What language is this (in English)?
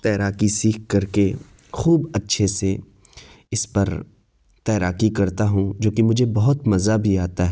Urdu